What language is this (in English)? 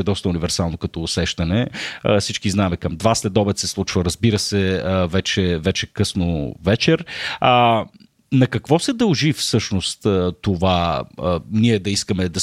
Bulgarian